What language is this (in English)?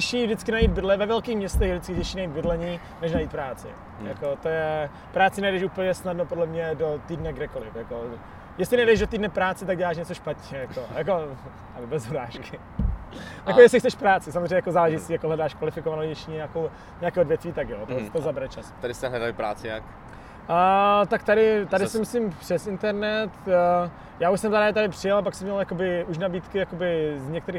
Czech